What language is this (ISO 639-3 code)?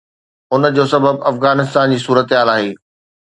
snd